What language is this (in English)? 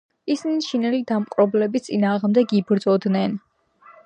Georgian